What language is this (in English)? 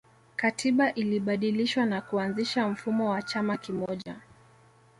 Swahili